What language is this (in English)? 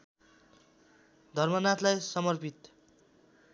Nepali